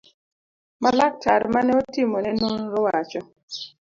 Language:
Luo (Kenya and Tanzania)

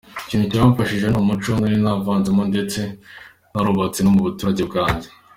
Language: Kinyarwanda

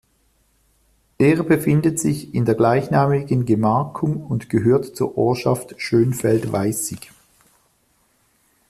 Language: German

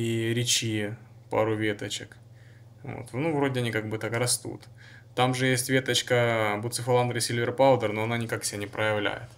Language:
Russian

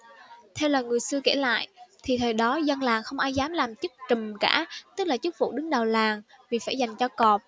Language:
Vietnamese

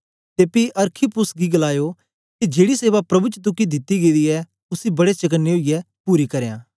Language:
Dogri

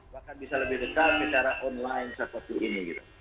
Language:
Indonesian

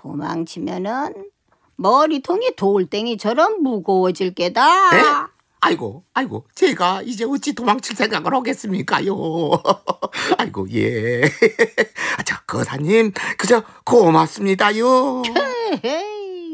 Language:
Korean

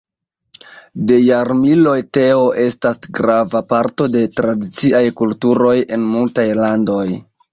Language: Esperanto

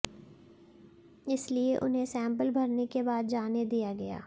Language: Hindi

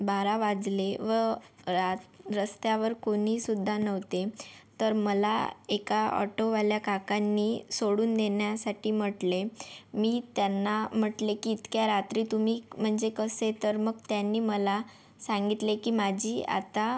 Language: Marathi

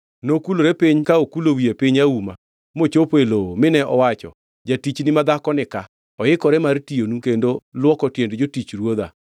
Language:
Luo (Kenya and Tanzania)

